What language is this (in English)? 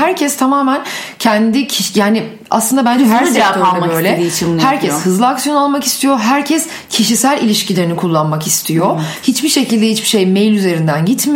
Turkish